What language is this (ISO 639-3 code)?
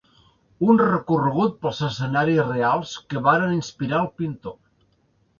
cat